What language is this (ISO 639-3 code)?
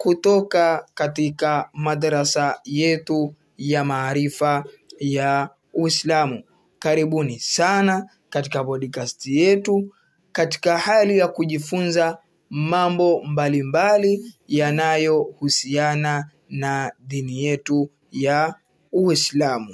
swa